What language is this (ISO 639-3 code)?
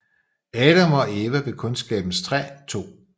dan